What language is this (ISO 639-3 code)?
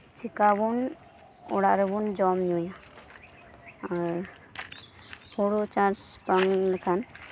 sat